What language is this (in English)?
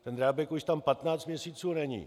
Czech